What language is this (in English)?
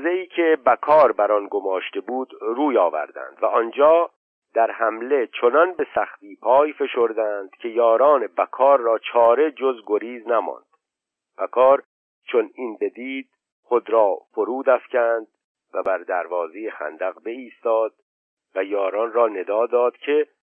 Persian